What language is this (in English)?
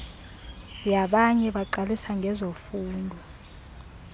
Xhosa